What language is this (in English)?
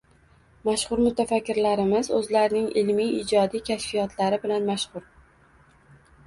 Uzbek